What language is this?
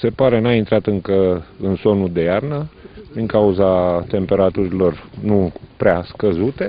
Romanian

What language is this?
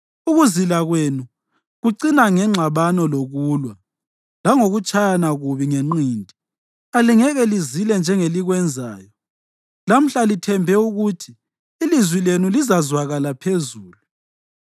North Ndebele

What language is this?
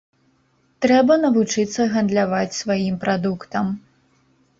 Belarusian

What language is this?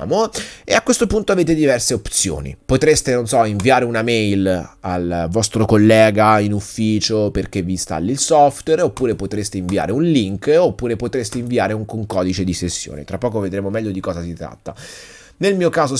Italian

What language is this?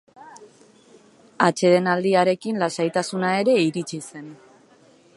Basque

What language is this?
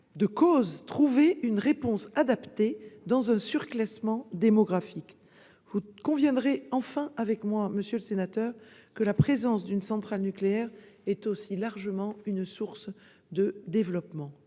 French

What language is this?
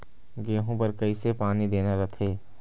Chhattisgarhi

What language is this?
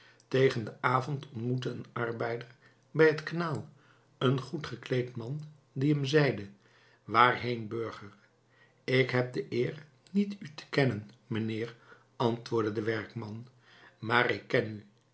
Dutch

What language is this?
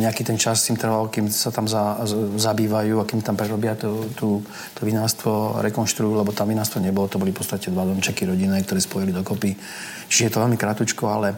Slovak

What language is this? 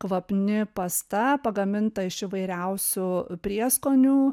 Lithuanian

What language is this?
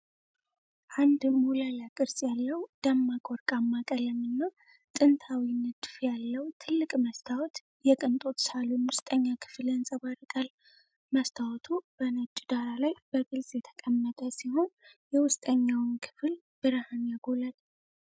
Amharic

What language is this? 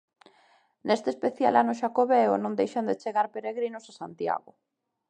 Galician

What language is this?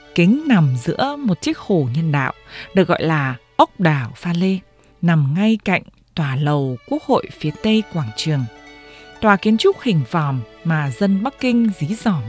Vietnamese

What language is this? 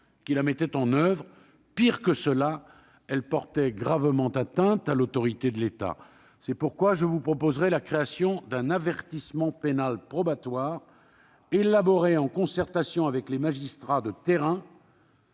French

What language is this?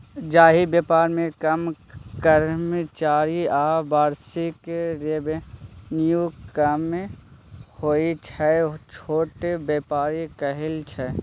Maithili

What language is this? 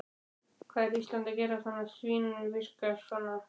Icelandic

